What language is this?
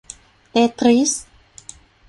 Thai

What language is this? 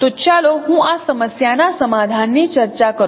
Gujarati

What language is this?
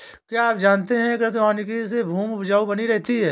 Hindi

